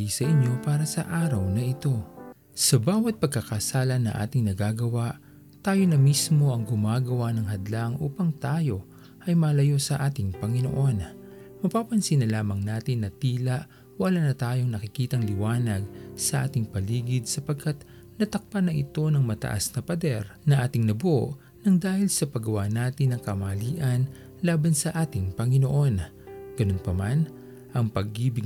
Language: Filipino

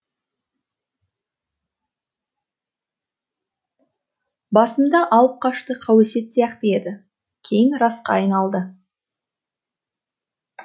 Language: Kazakh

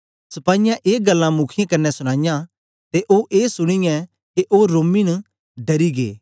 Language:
Dogri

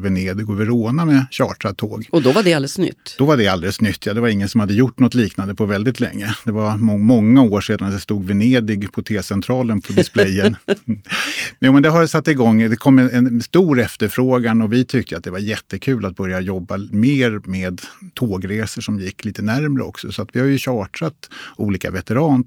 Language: Swedish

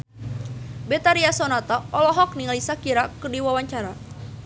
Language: Sundanese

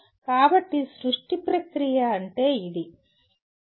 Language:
Telugu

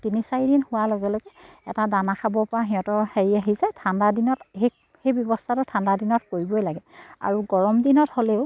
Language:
Assamese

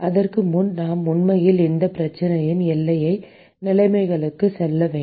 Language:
Tamil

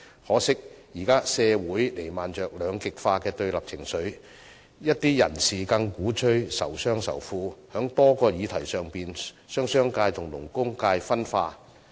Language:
Cantonese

